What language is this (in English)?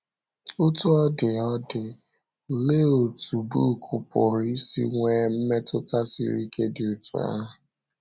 Igbo